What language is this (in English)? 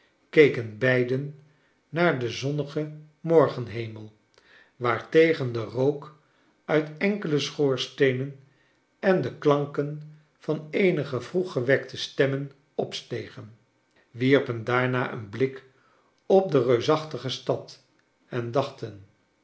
Dutch